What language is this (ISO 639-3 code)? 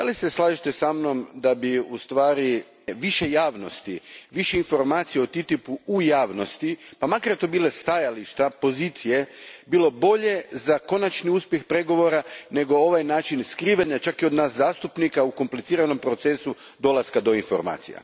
hrv